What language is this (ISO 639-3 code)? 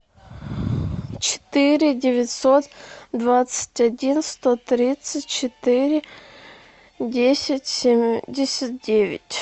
rus